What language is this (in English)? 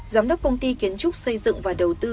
Vietnamese